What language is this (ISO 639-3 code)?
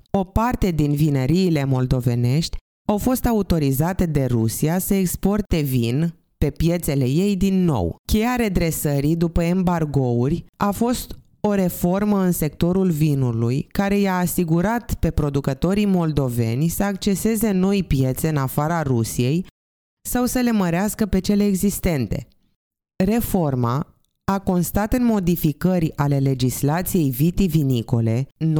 ron